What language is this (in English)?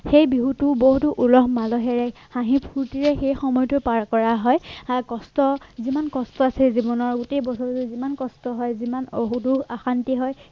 Assamese